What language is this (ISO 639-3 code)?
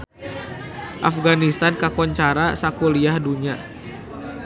sun